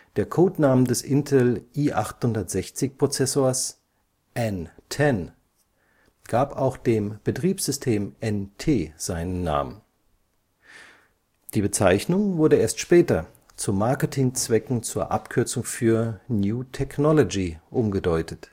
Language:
German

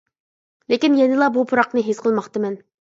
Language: Uyghur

